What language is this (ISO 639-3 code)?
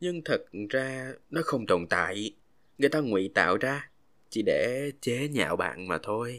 vie